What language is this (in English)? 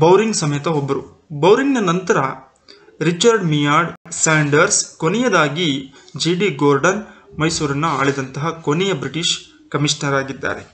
Kannada